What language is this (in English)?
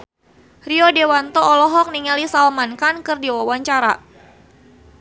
Sundanese